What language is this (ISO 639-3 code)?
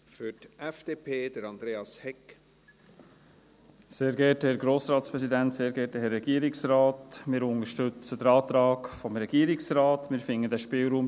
gsw